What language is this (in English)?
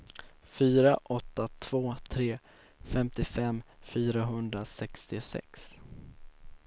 Swedish